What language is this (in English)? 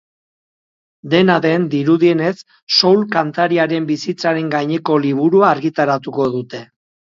Basque